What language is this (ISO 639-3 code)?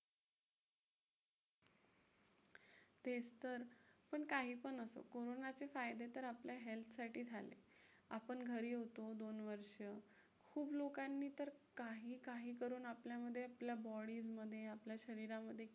mar